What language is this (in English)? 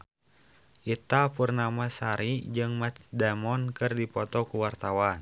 Sundanese